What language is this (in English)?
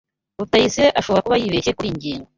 Kinyarwanda